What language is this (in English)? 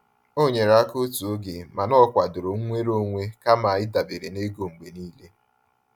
Igbo